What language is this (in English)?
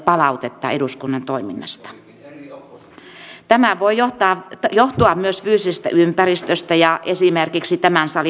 Finnish